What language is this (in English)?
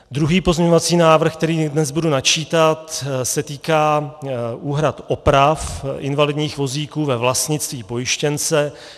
Czech